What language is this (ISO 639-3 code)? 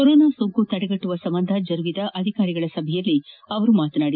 kan